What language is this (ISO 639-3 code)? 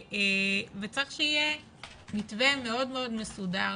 heb